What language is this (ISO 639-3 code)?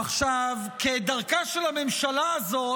heb